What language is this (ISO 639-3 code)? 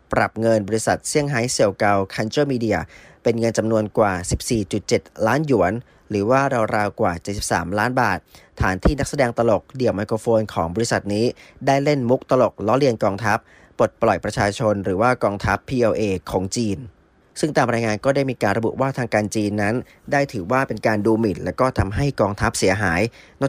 tha